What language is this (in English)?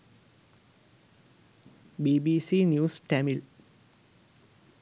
Sinhala